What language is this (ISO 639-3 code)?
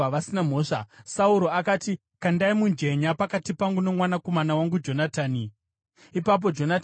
sna